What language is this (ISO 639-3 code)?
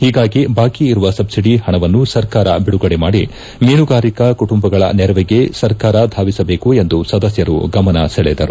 kan